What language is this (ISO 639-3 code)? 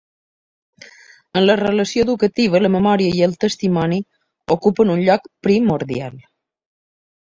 cat